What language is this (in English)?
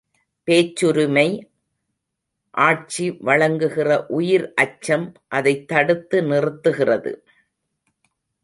Tamil